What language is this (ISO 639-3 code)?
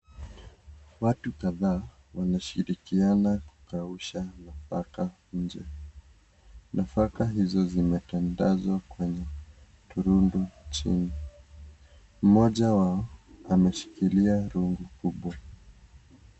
swa